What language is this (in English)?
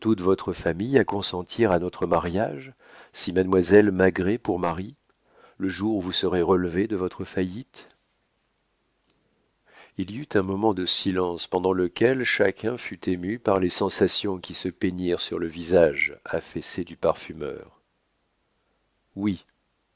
French